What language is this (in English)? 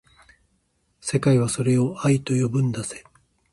Japanese